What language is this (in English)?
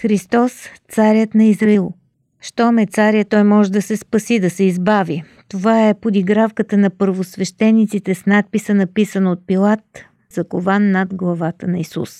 Bulgarian